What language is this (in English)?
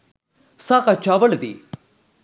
Sinhala